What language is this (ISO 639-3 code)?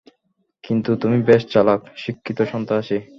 ben